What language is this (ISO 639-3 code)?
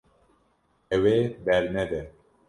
kur